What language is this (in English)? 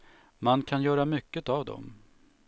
Swedish